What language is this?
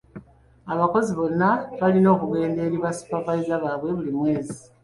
Ganda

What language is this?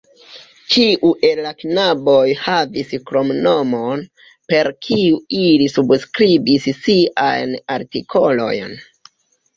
Esperanto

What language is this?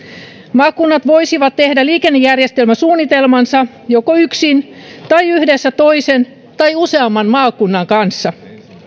Finnish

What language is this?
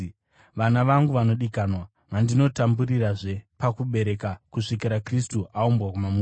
Shona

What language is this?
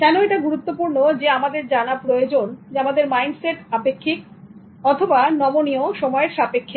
Bangla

